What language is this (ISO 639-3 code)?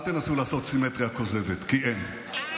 heb